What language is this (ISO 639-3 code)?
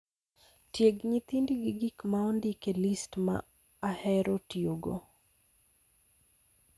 luo